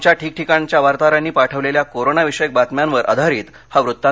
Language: Marathi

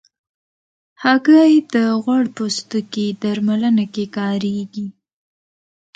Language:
Pashto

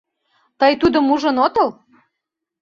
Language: Mari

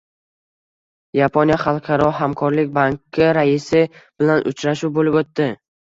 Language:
Uzbek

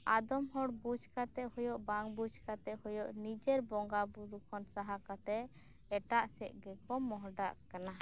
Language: Santali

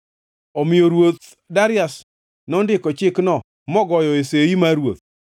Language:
Luo (Kenya and Tanzania)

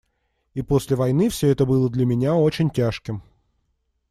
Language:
Russian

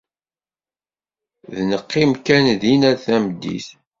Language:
Kabyle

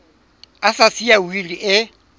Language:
Southern Sotho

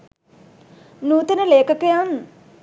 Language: Sinhala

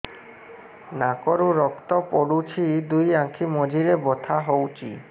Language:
Odia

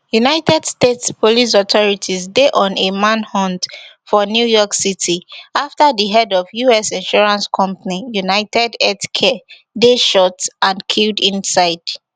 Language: Nigerian Pidgin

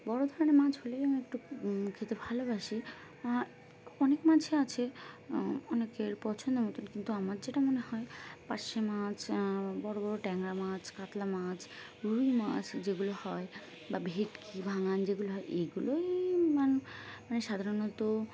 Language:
Bangla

